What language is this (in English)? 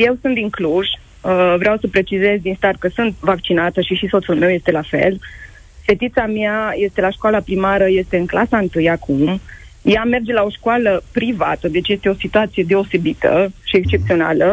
Romanian